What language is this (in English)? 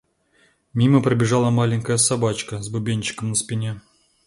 Russian